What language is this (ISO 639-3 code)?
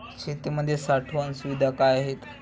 mar